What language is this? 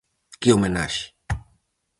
Galician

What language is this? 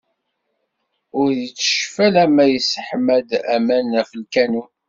Kabyle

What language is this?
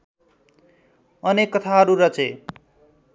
Nepali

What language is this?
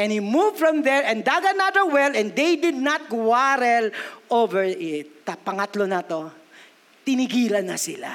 Filipino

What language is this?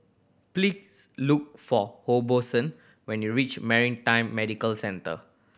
English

